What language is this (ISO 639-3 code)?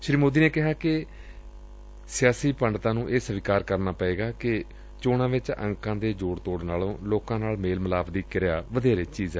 pan